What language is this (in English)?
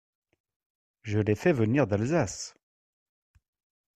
French